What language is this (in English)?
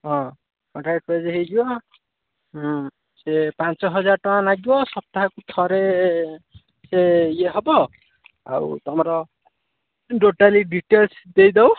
Odia